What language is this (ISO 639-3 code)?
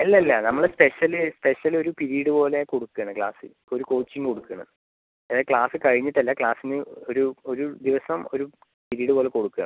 mal